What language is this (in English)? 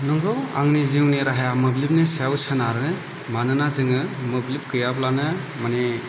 Bodo